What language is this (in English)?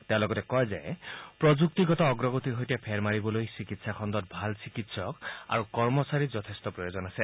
Assamese